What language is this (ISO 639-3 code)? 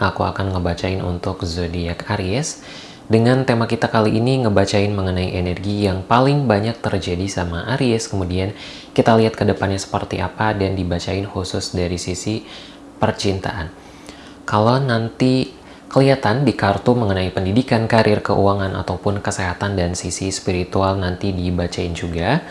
ind